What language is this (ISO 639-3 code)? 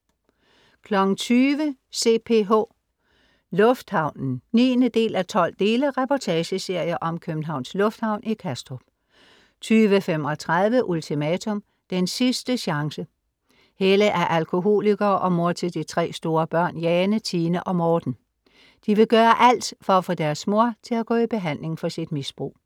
dan